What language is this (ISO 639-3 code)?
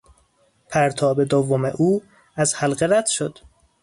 fas